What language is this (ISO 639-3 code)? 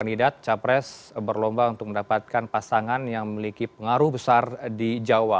ind